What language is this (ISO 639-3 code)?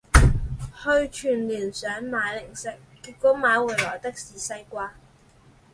zho